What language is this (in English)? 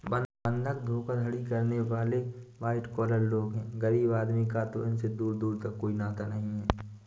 Hindi